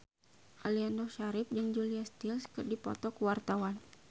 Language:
Sundanese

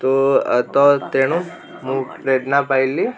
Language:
Odia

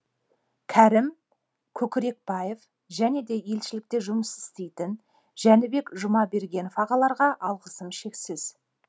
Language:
Kazakh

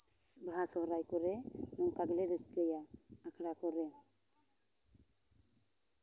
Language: Santali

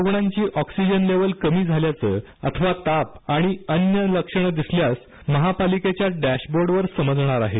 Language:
Marathi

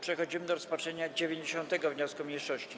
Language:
Polish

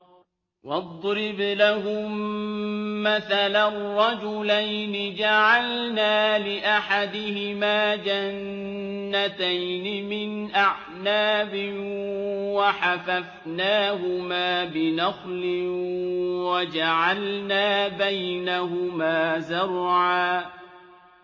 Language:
Arabic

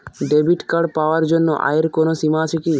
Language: Bangla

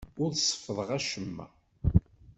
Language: Kabyle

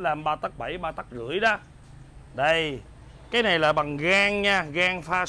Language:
Vietnamese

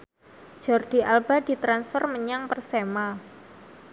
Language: Javanese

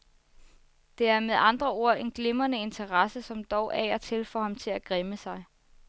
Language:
Danish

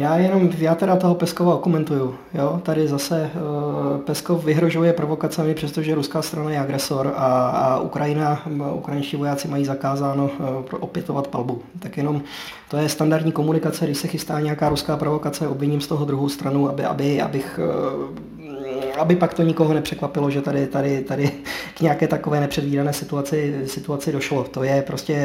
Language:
Czech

